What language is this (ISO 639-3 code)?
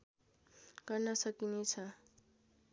nep